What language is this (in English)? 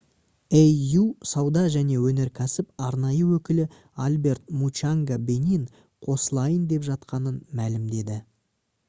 Kazakh